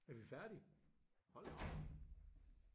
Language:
Danish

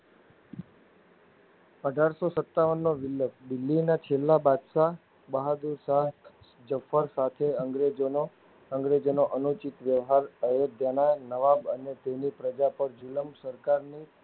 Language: Gujarati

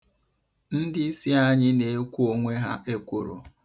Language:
Igbo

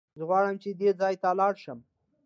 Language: Pashto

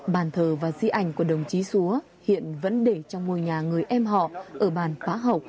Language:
Vietnamese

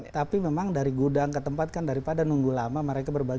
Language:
Indonesian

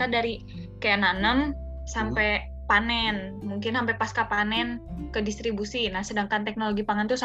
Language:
Indonesian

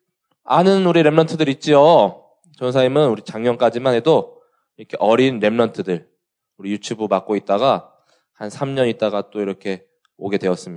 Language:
Korean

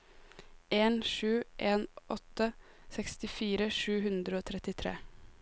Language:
Norwegian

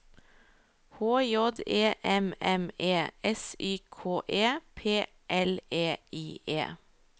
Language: Norwegian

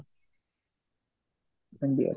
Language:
Odia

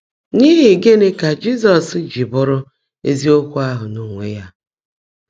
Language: Igbo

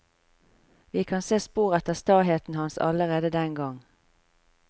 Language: Norwegian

